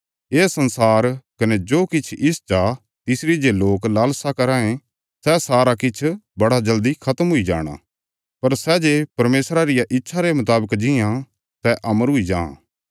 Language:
Bilaspuri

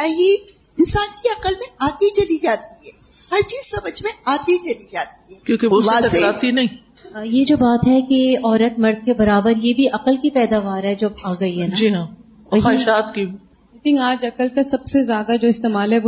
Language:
Urdu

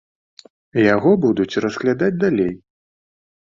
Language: Belarusian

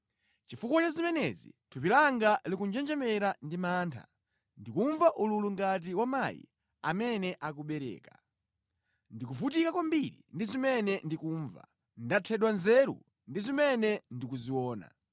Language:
Nyanja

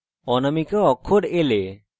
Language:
Bangla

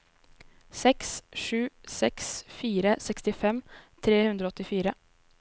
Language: Norwegian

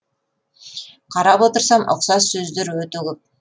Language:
Kazakh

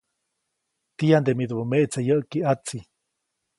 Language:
Copainalá Zoque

